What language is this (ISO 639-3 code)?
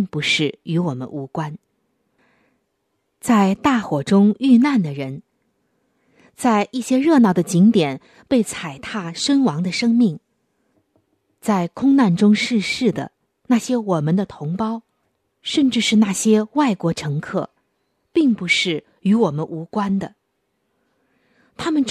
zho